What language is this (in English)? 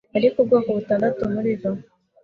Kinyarwanda